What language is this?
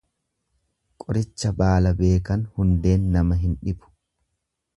Oromo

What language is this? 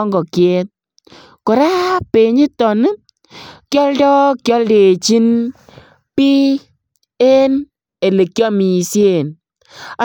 Kalenjin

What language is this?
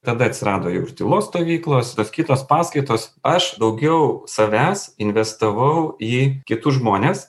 Lithuanian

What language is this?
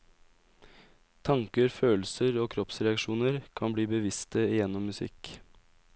Norwegian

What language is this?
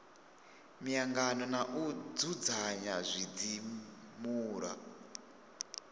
Venda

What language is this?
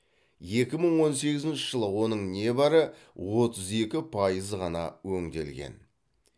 Kazakh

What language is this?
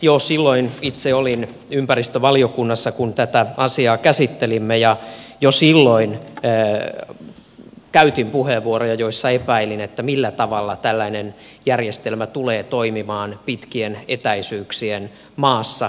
Finnish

